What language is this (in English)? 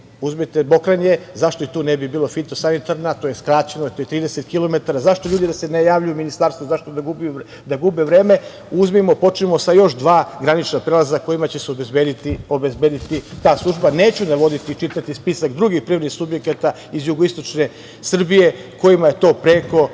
Serbian